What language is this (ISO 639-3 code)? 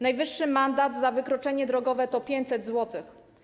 pol